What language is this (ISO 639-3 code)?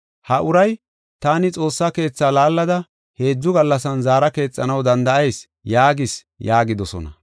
gof